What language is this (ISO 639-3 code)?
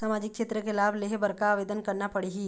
hne